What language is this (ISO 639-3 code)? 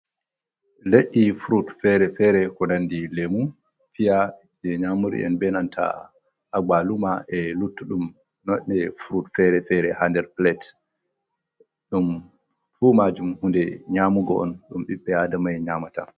ful